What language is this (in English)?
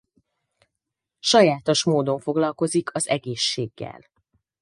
Hungarian